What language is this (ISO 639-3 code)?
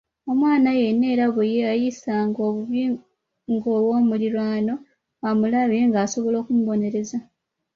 lug